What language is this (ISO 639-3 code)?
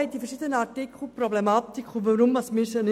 gsw